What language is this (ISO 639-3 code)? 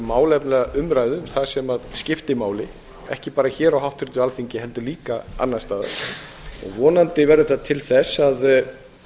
isl